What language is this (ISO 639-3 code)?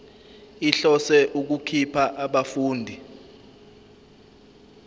zul